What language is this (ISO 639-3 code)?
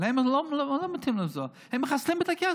heb